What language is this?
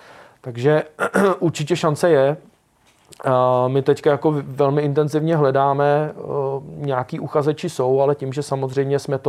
Czech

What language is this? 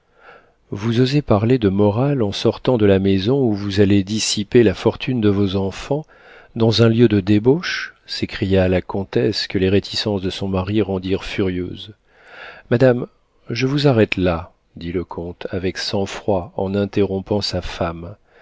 French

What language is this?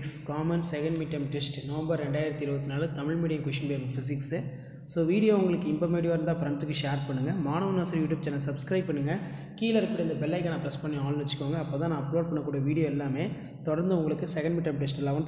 Tamil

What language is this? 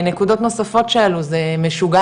Hebrew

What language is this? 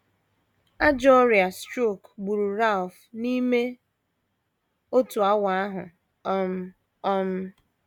Igbo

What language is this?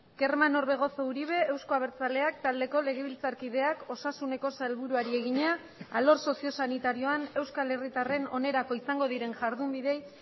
Basque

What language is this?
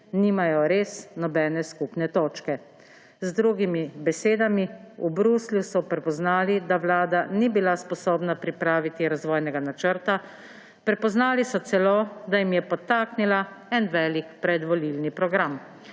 Slovenian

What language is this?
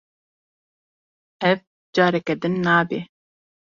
Kurdish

